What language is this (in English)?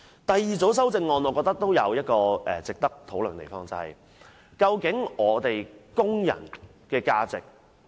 Cantonese